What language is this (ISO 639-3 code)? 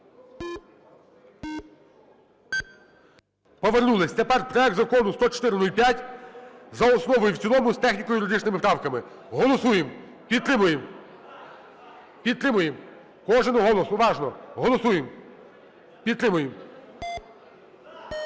ukr